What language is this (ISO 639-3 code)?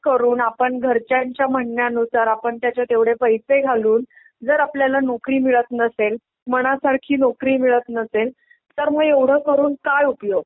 mar